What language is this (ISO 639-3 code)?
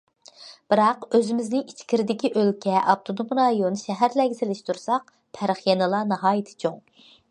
uig